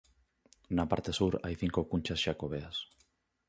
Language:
Galician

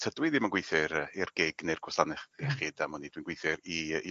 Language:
Welsh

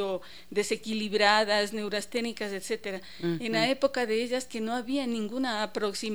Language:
Spanish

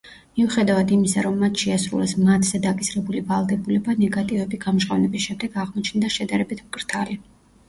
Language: Georgian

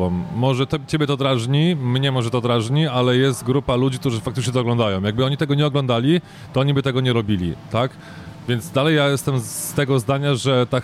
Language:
Polish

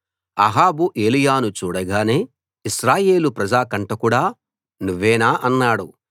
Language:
Telugu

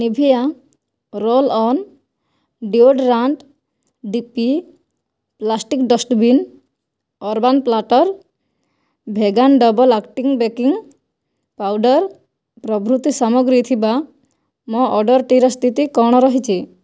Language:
Odia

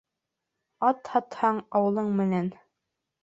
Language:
Bashkir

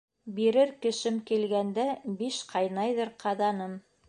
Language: Bashkir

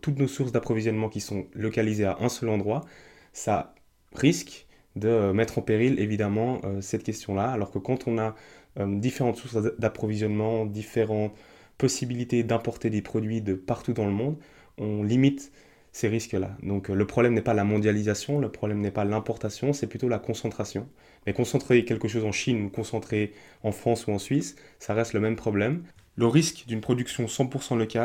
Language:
French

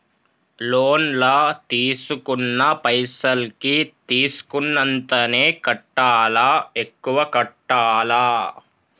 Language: Telugu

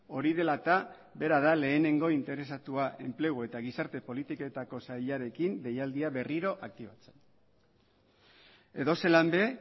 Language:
Basque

